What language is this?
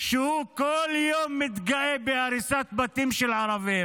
Hebrew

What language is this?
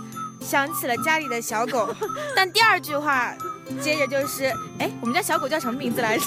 Chinese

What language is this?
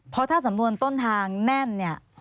Thai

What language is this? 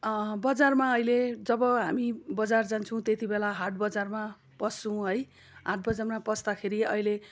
Nepali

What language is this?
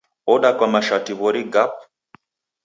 Taita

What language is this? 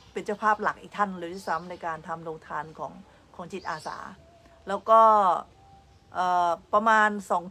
Thai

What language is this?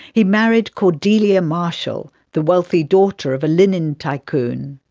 English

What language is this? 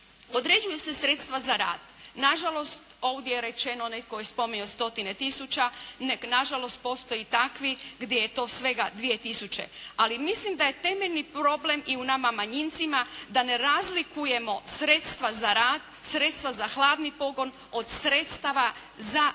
Croatian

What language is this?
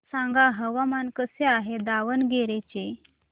Marathi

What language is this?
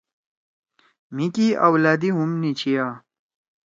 Torwali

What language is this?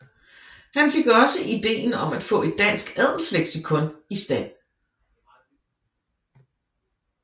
Danish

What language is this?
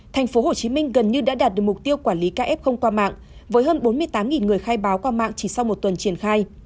Vietnamese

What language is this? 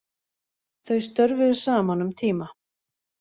Icelandic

